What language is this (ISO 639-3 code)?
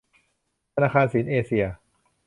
tha